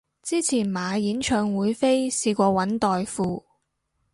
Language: Cantonese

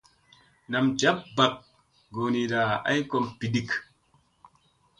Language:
Musey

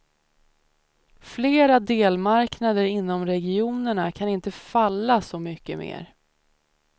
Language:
Swedish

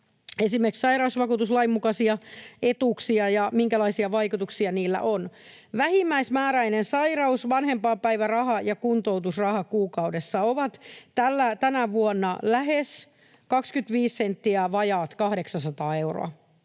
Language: Finnish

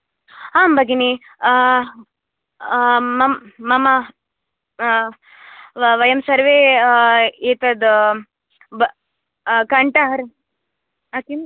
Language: Sanskrit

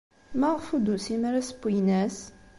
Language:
Kabyle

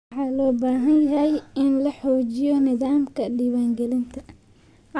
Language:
Somali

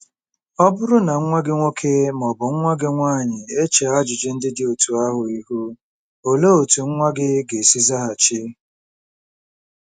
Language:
Igbo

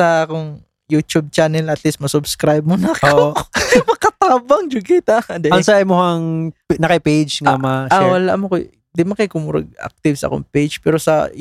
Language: Filipino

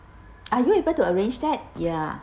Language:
English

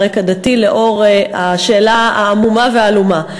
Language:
Hebrew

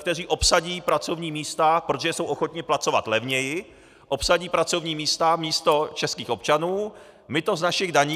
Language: Czech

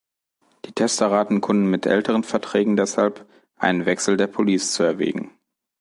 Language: German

